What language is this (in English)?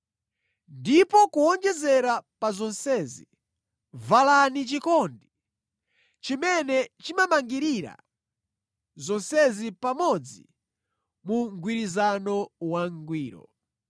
Nyanja